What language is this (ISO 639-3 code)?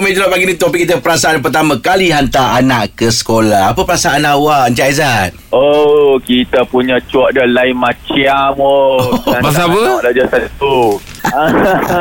msa